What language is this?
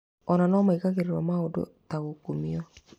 Kikuyu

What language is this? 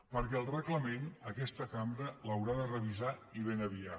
Catalan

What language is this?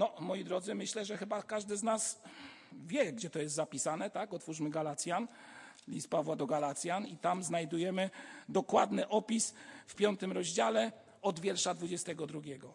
Polish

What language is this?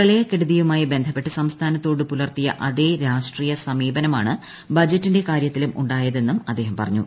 Malayalam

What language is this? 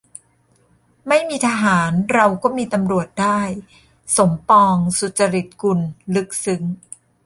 Thai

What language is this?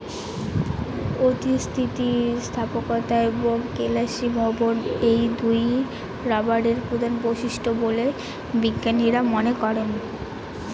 Bangla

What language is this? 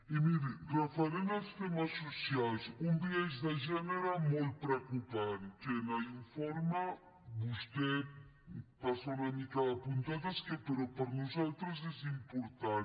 Catalan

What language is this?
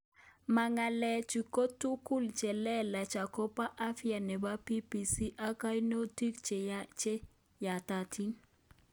Kalenjin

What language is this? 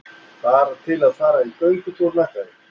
Icelandic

